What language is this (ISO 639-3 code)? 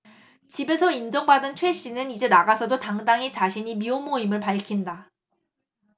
kor